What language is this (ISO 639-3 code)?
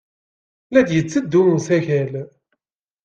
kab